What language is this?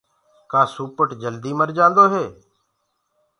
Gurgula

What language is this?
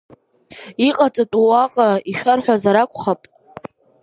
Abkhazian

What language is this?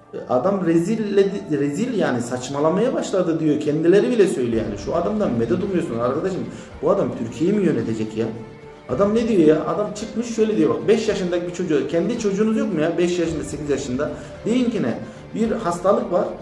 Turkish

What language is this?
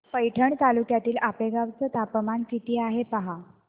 Marathi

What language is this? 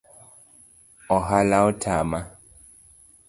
Luo (Kenya and Tanzania)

